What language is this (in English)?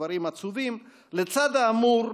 Hebrew